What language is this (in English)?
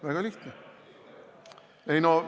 Estonian